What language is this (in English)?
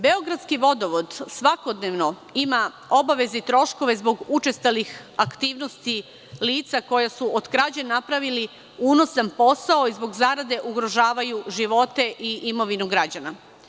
Serbian